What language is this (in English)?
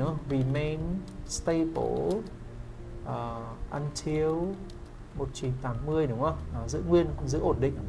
Vietnamese